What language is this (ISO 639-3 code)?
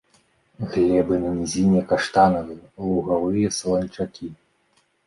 bel